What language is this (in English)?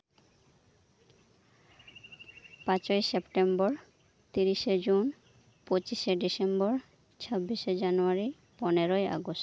Santali